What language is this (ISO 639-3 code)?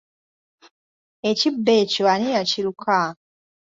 lug